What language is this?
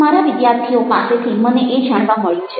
Gujarati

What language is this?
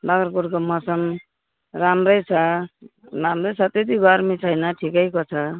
Nepali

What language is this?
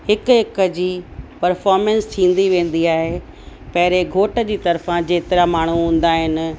Sindhi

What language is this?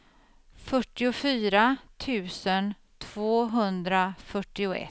Swedish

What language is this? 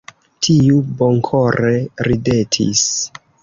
Esperanto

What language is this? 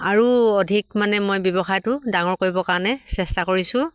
Assamese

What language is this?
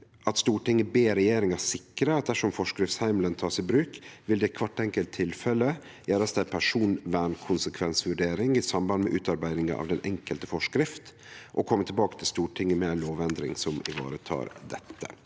Norwegian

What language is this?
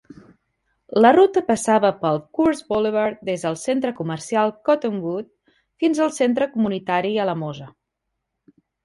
Catalan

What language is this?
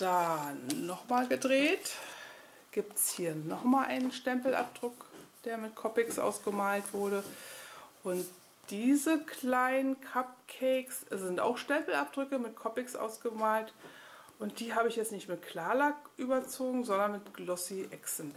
German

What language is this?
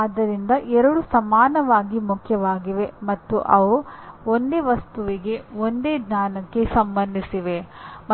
Kannada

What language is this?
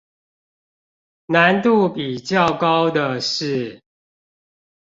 Chinese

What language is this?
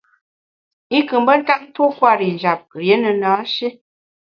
Bamun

